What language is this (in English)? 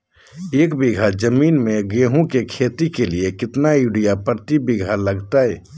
Magahi